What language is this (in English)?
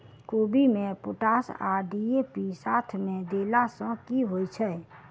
Maithili